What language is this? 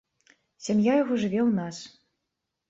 Belarusian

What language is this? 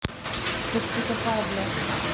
Russian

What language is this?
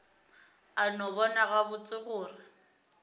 Northern Sotho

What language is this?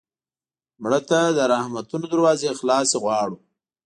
Pashto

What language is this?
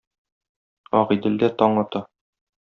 Tatar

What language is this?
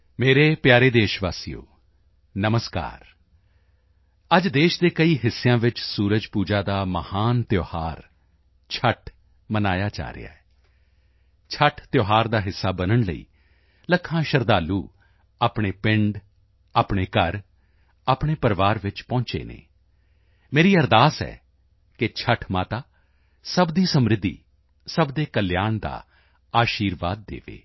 Punjabi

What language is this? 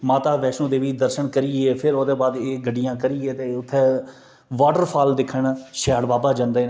Dogri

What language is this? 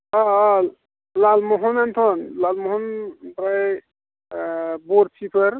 Bodo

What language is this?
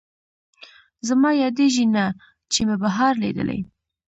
Pashto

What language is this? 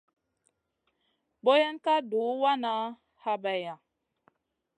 Masana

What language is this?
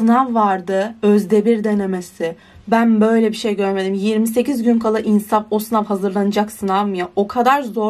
Turkish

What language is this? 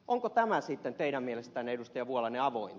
Finnish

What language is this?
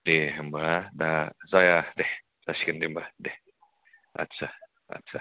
Bodo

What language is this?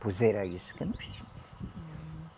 Portuguese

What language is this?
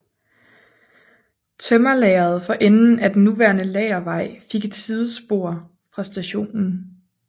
Danish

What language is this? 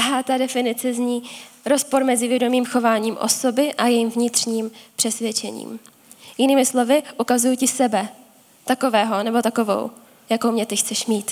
Czech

